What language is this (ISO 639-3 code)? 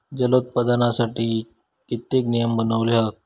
mar